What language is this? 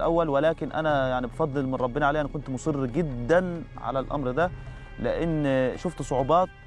Arabic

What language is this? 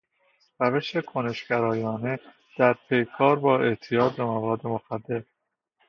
Persian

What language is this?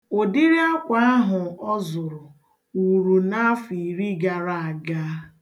Igbo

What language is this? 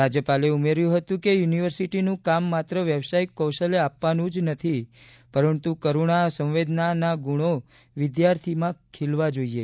Gujarati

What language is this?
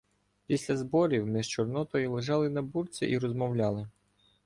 Ukrainian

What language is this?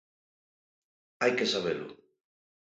Galician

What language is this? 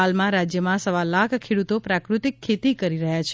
Gujarati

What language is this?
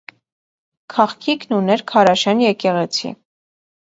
Armenian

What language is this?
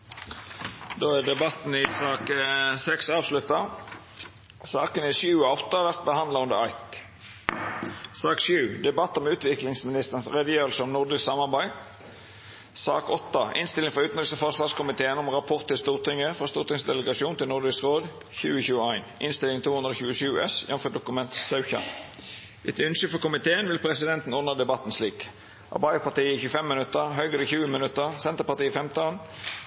Norwegian Nynorsk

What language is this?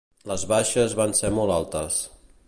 Catalan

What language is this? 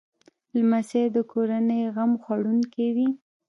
Pashto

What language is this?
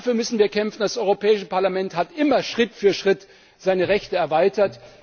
German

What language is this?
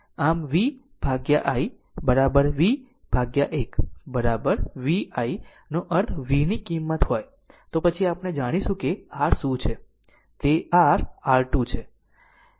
Gujarati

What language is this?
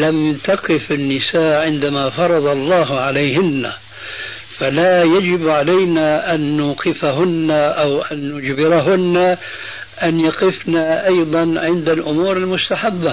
Arabic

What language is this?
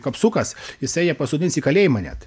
Lithuanian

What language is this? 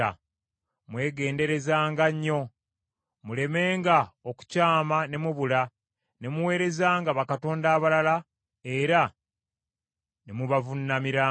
Ganda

